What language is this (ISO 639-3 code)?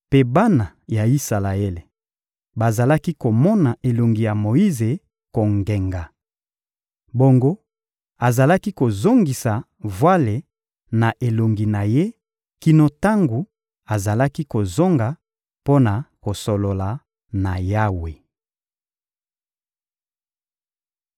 lin